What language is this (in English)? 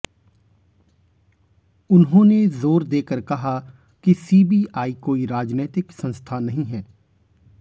Hindi